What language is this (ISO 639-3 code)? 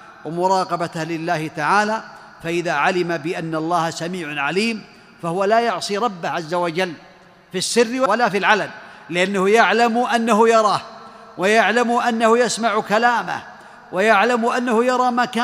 ara